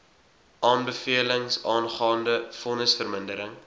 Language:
Afrikaans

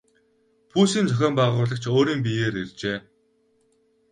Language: Mongolian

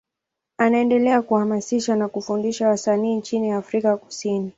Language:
Swahili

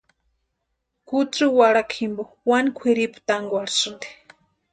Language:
Western Highland Purepecha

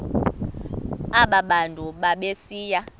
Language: Xhosa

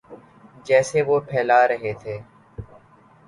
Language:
Urdu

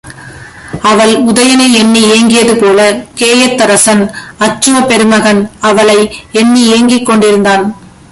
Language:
Tamil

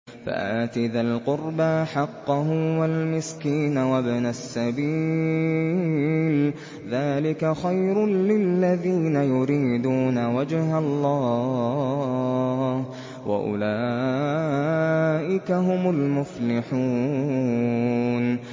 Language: Arabic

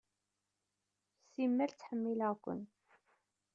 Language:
Kabyle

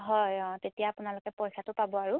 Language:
Assamese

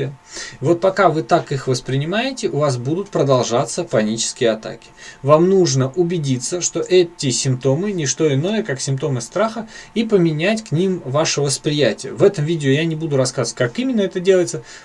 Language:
Russian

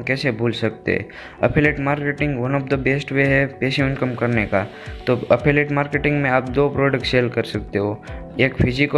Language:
Hindi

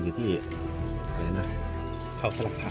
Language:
Thai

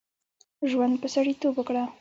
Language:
Pashto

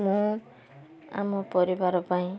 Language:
Odia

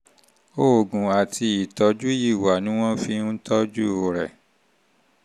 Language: Yoruba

